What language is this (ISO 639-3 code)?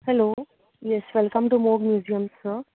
kok